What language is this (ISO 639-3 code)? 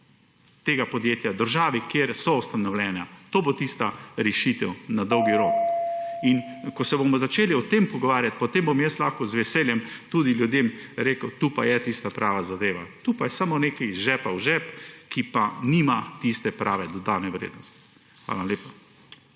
slv